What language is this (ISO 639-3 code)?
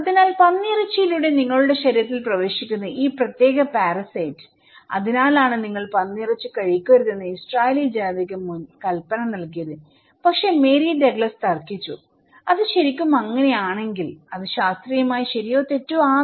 mal